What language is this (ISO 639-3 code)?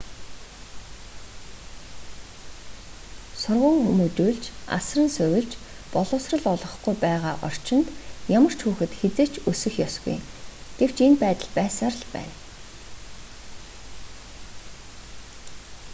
mon